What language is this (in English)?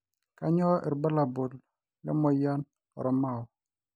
Masai